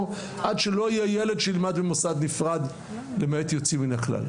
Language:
Hebrew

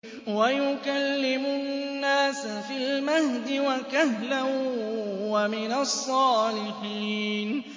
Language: Arabic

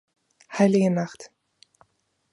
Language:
German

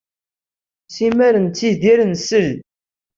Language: Kabyle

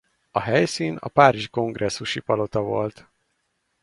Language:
Hungarian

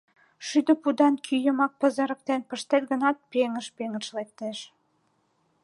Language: Mari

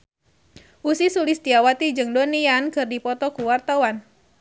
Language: Sundanese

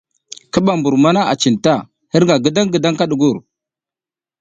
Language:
South Giziga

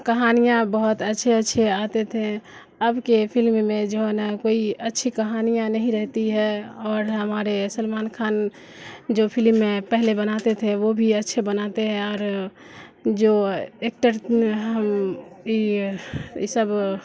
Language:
Urdu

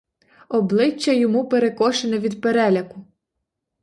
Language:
Ukrainian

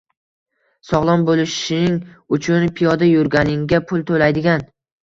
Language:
Uzbek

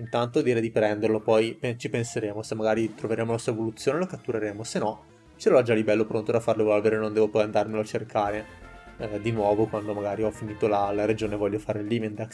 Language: Italian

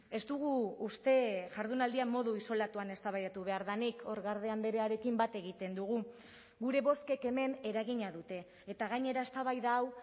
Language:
Basque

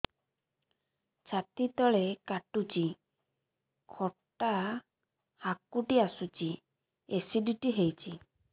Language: Odia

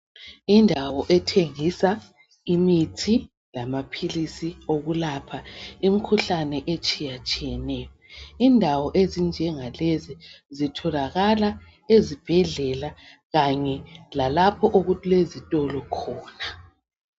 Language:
North Ndebele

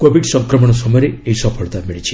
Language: Odia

